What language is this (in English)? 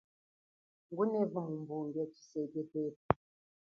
Chokwe